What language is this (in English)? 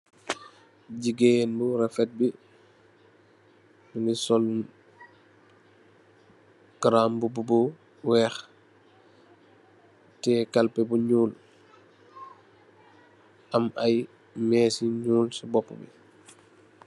Wolof